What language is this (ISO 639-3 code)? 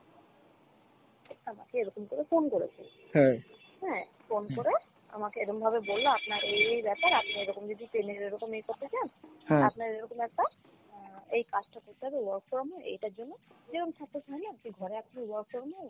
ben